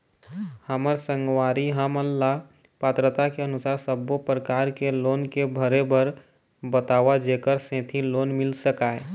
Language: Chhattisgarhi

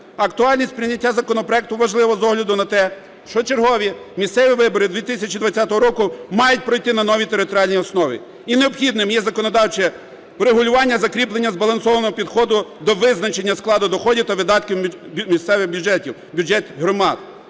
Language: Ukrainian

